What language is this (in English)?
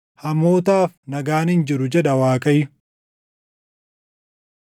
Oromo